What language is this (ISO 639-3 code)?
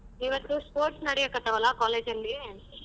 kan